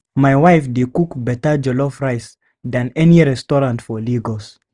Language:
Nigerian Pidgin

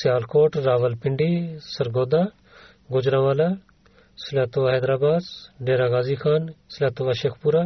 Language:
Bulgarian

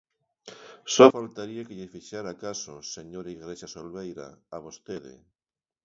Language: Galician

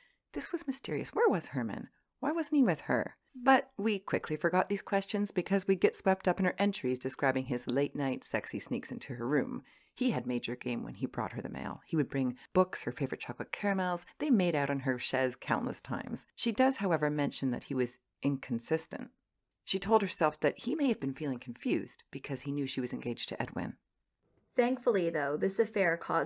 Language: English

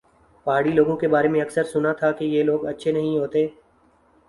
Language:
Urdu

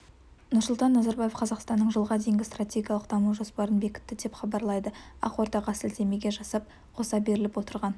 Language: Kazakh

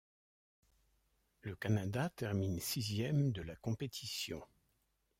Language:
French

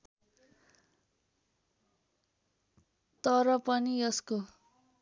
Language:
Nepali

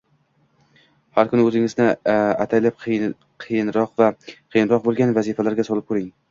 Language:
Uzbek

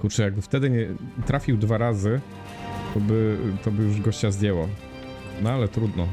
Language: Polish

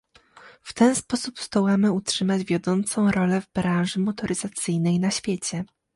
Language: Polish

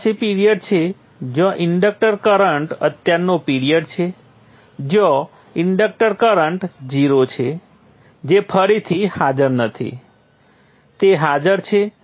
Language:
Gujarati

